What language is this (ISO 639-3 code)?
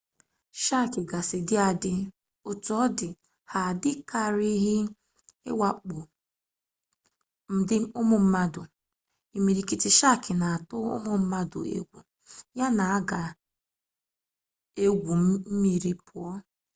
ibo